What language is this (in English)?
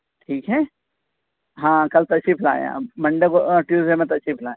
Urdu